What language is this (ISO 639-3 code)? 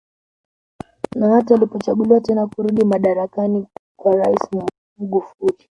swa